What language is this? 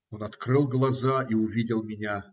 Russian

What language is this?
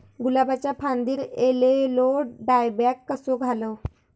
Marathi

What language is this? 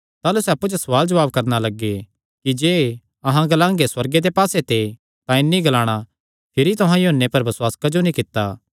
Kangri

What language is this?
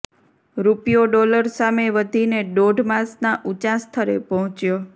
Gujarati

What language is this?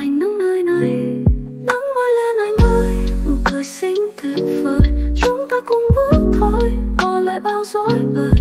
Vietnamese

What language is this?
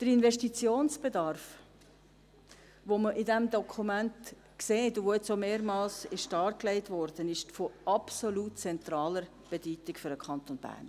Swiss German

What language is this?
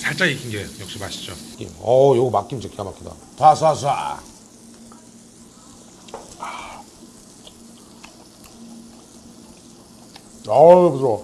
Korean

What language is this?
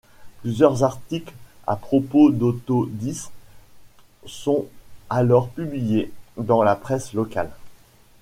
French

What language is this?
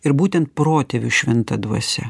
Lithuanian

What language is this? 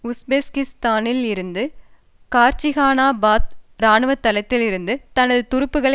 Tamil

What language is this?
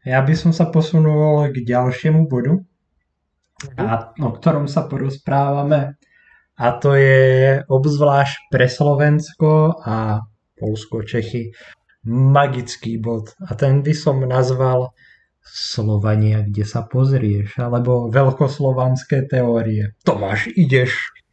Slovak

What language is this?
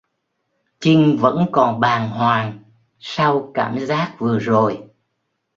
Vietnamese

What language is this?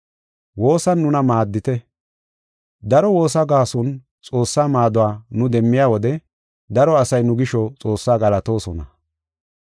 Gofa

